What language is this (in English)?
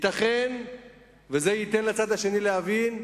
Hebrew